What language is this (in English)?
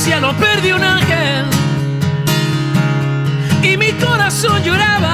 Spanish